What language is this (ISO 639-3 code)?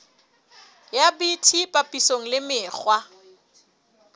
sot